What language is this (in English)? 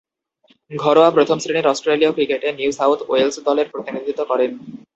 Bangla